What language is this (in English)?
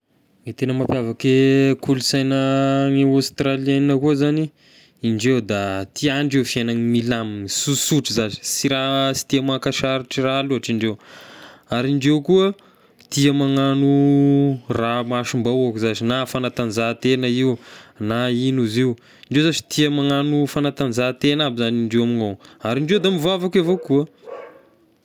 Tesaka Malagasy